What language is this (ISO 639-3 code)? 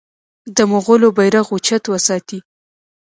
pus